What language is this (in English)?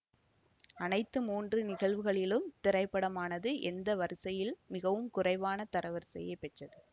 Tamil